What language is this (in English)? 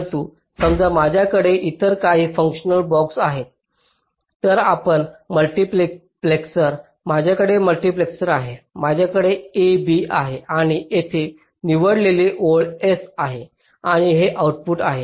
Marathi